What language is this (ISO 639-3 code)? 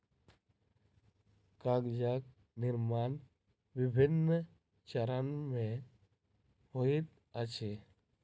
mai